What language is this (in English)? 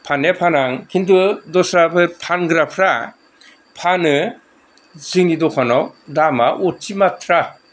Bodo